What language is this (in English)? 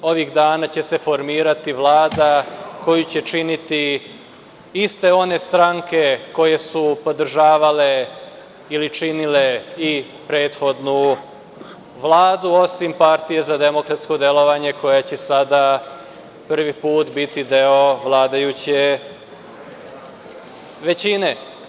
Serbian